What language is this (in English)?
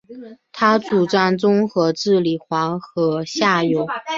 Chinese